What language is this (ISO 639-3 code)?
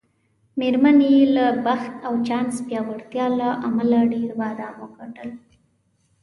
pus